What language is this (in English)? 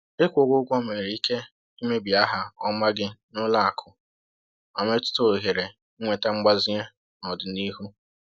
Igbo